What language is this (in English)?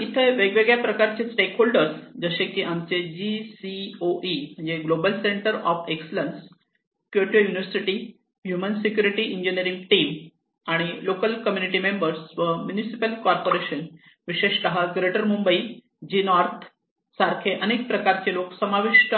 Marathi